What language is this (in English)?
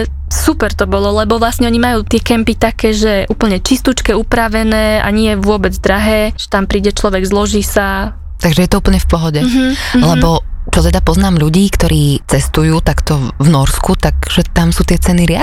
Slovak